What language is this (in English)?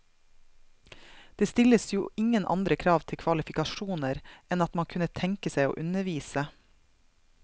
Norwegian